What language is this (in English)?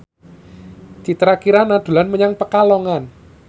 Javanese